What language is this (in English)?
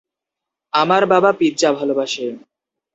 Bangla